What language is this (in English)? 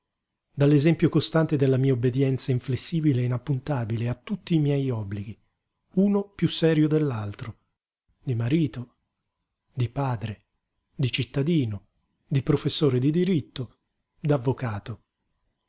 Italian